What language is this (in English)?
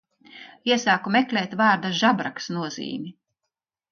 Latvian